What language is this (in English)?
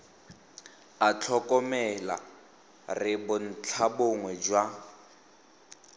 Tswana